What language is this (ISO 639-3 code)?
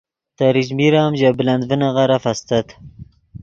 ydg